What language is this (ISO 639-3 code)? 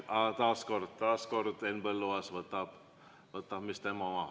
est